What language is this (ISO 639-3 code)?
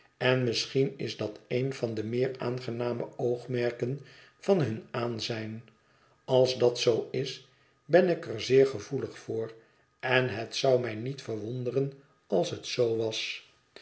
nld